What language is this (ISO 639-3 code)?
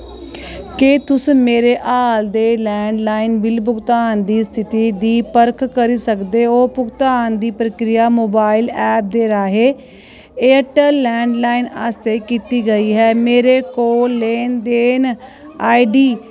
doi